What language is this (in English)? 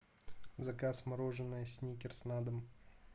Russian